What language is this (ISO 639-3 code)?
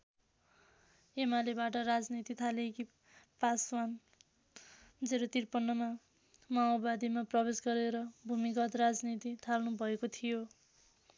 nep